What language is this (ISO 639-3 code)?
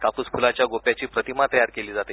mar